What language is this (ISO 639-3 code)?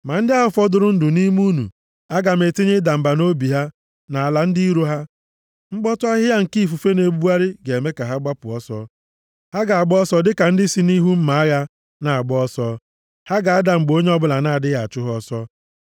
ibo